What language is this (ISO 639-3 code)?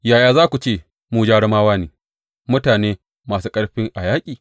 hau